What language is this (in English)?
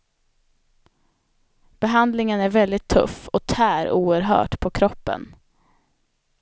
Swedish